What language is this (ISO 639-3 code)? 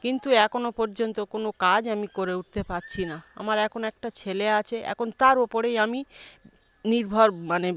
ben